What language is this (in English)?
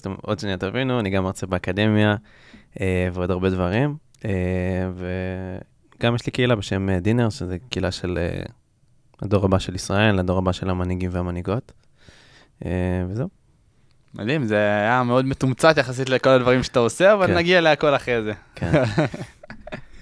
Hebrew